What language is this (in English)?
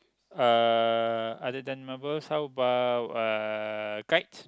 English